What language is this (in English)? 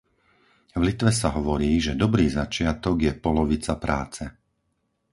Slovak